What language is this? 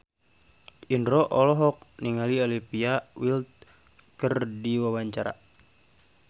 Sundanese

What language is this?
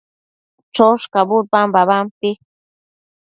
Matsés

